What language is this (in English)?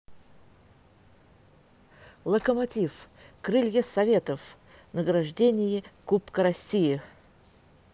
Russian